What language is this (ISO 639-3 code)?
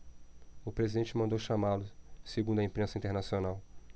por